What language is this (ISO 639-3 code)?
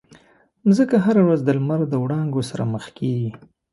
pus